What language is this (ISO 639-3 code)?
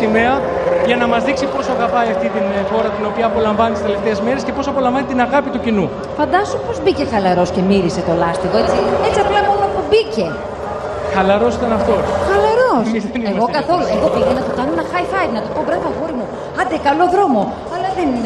ell